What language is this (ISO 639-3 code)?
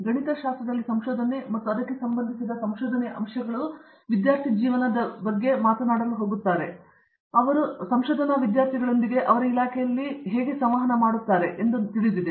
kan